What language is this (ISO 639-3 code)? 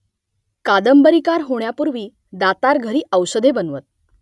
mar